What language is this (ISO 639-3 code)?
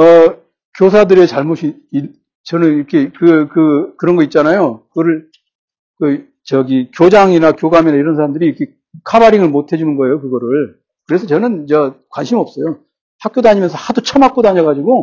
kor